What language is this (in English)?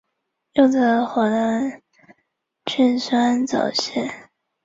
Chinese